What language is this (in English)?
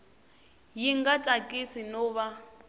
Tsonga